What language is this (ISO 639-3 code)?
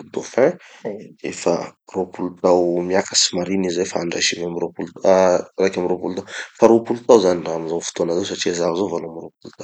txy